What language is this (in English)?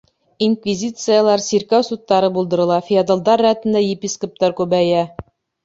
Bashkir